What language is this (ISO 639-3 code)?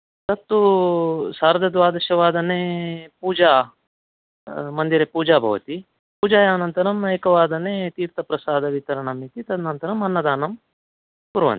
san